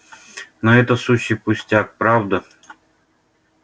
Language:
Russian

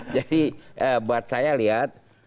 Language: Indonesian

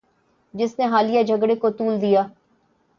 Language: Urdu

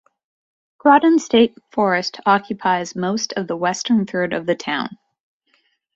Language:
English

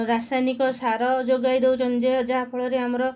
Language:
Odia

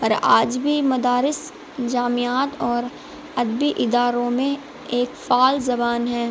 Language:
Urdu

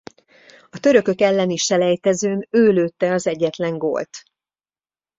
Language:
Hungarian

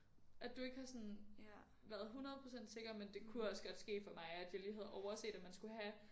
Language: Danish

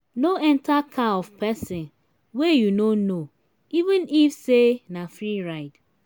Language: Nigerian Pidgin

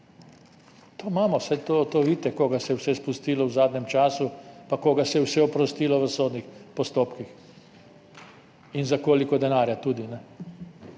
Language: Slovenian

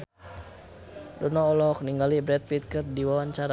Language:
Sundanese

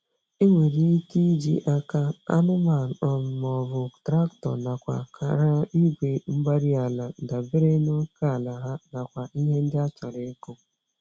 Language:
Igbo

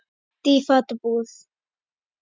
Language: Icelandic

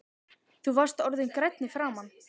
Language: Icelandic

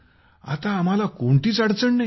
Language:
Marathi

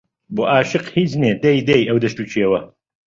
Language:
Central Kurdish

